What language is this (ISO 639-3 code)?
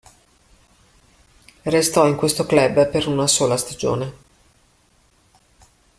ita